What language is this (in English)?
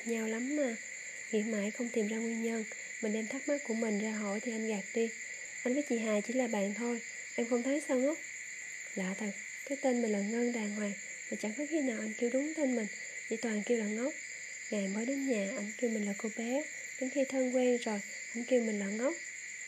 Vietnamese